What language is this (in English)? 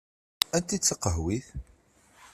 Kabyle